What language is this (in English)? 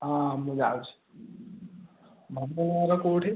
Odia